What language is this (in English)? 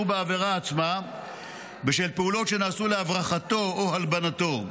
Hebrew